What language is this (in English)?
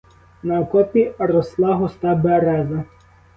Ukrainian